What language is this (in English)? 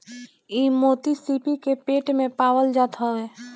Bhojpuri